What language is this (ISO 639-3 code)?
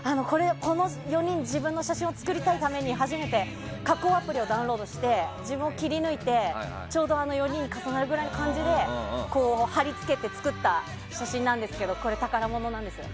jpn